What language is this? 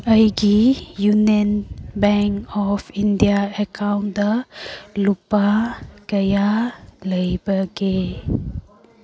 Manipuri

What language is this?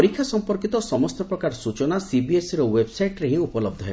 Odia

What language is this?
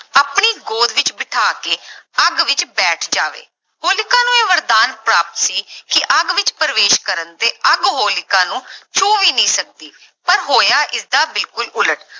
Punjabi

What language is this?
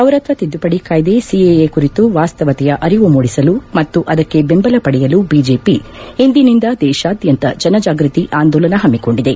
Kannada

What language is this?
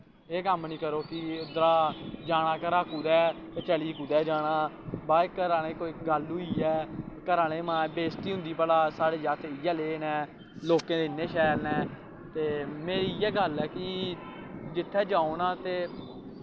Dogri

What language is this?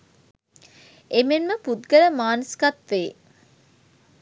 Sinhala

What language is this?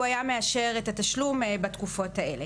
Hebrew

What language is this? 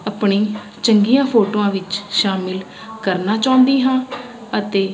Punjabi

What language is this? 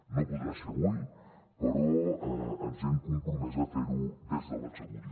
Catalan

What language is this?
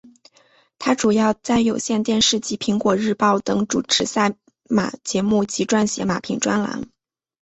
Chinese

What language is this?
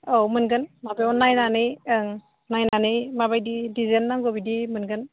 Bodo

